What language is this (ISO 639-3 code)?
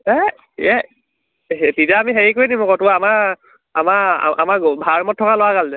asm